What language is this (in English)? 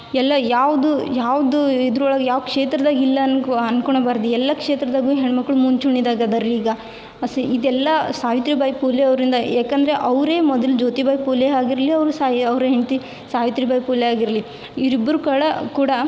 Kannada